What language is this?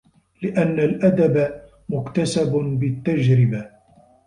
Arabic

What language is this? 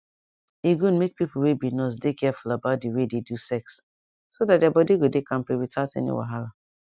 Nigerian Pidgin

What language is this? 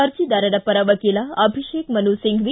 Kannada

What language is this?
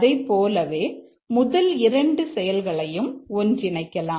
Tamil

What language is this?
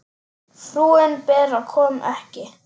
Icelandic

